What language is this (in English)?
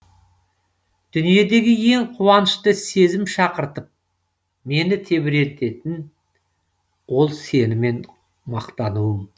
Kazakh